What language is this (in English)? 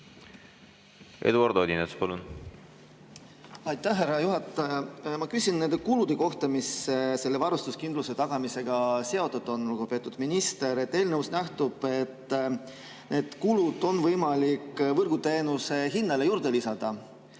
Estonian